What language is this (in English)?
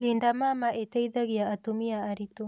Kikuyu